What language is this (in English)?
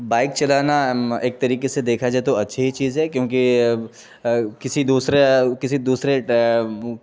Urdu